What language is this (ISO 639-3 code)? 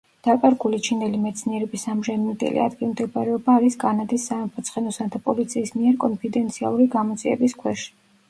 kat